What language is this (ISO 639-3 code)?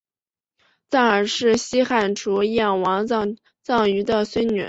zho